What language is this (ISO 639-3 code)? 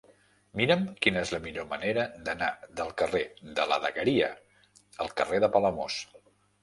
cat